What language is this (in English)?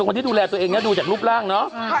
Thai